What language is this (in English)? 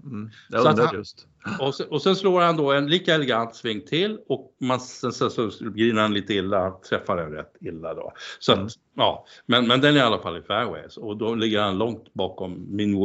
Swedish